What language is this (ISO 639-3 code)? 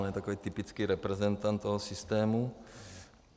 ces